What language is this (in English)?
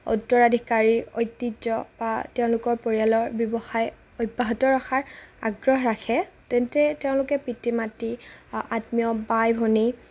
Assamese